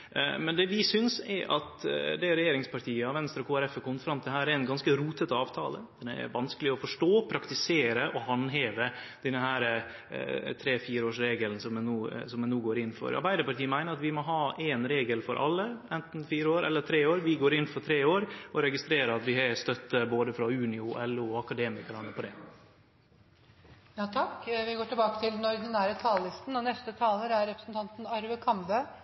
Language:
Norwegian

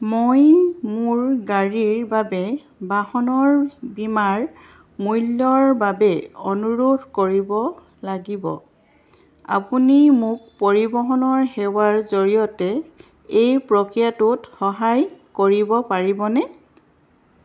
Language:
Assamese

